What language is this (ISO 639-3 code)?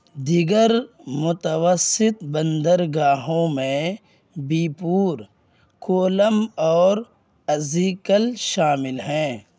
urd